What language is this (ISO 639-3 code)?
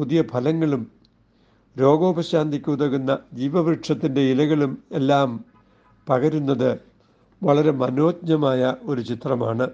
mal